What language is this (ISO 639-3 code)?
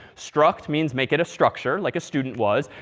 eng